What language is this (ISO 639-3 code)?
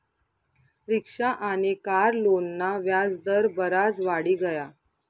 mar